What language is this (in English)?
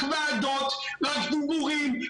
Hebrew